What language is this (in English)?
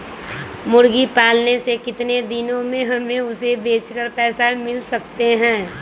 Magahi